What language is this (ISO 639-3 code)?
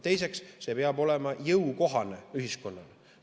est